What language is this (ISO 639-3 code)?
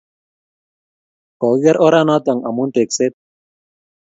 kln